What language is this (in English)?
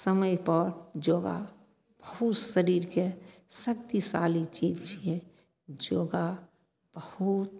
Maithili